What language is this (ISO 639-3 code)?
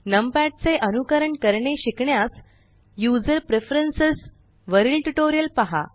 mar